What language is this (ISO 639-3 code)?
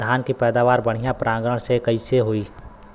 bho